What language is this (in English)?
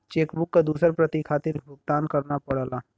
Bhojpuri